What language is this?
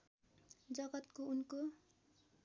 Nepali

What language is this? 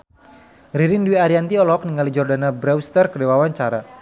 Sundanese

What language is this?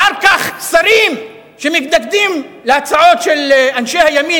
Hebrew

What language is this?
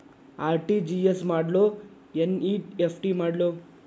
Kannada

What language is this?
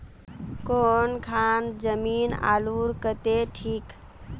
Magahi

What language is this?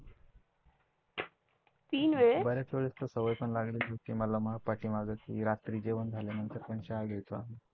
Marathi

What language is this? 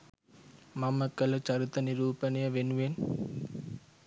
Sinhala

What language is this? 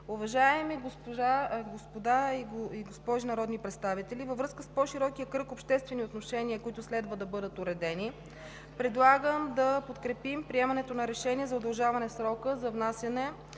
Bulgarian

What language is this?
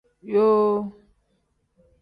Tem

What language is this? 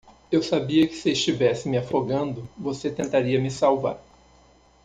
Portuguese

